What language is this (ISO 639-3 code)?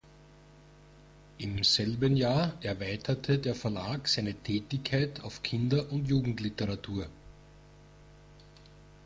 deu